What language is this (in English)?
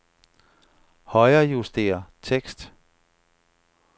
Danish